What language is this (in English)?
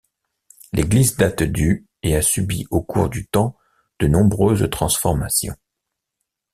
French